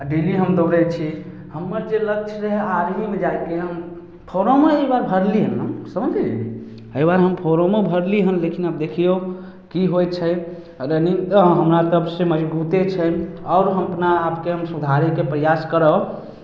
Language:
Maithili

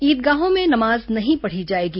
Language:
Hindi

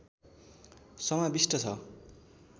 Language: Nepali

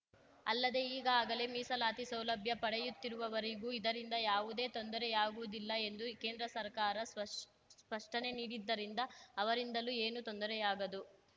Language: Kannada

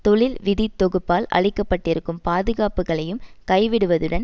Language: Tamil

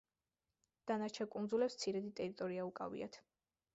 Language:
Georgian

